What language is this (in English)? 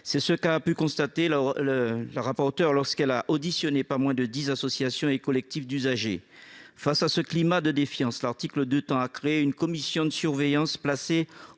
French